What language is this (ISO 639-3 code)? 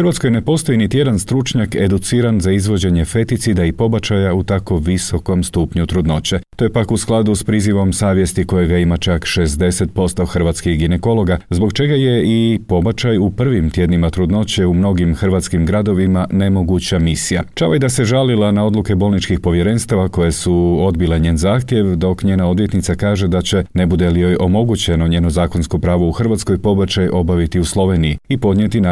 hrv